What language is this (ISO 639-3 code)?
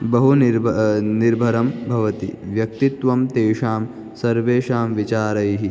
san